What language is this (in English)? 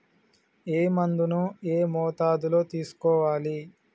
Telugu